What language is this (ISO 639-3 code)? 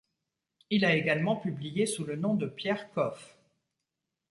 fra